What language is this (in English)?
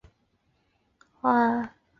Chinese